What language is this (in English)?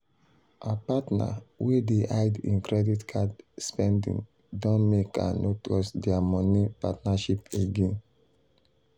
Nigerian Pidgin